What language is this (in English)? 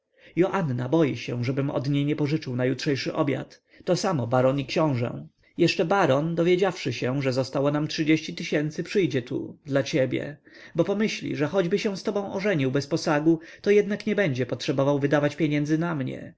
Polish